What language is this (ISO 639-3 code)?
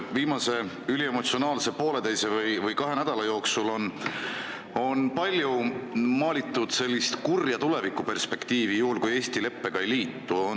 est